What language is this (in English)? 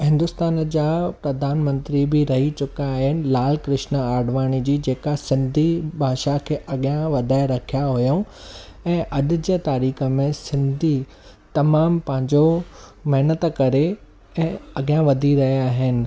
Sindhi